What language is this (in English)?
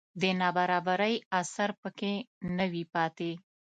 Pashto